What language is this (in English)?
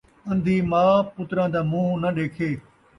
Saraiki